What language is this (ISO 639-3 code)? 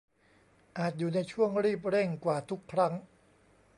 tha